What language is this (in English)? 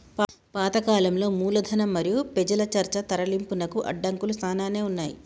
Telugu